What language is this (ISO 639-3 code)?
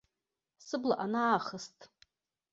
abk